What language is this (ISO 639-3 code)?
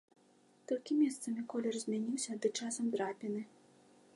bel